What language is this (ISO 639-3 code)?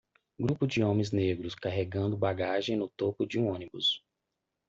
por